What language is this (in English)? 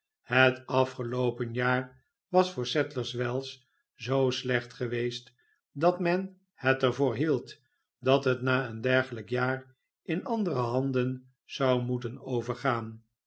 Dutch